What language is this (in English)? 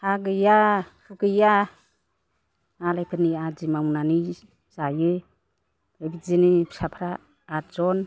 Bodo